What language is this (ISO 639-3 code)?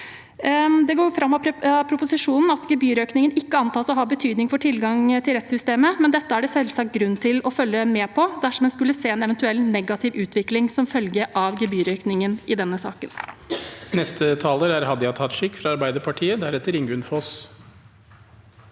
nor